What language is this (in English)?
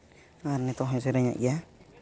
Santali